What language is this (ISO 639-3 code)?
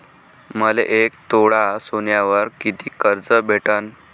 mar